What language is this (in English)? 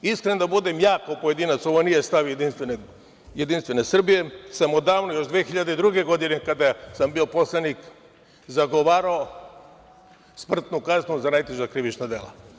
Serbian